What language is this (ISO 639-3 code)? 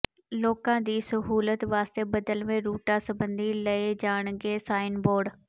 pan